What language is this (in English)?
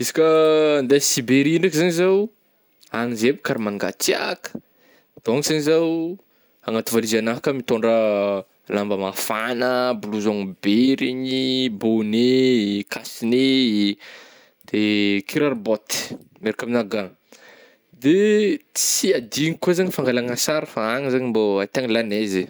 Northern Betsimisaraka Malagasy